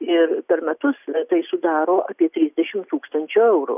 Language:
Lithuanian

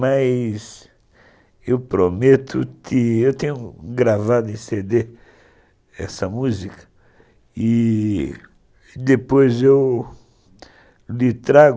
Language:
Portuguese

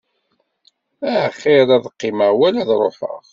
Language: Kabyle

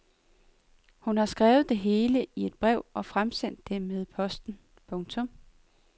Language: Danish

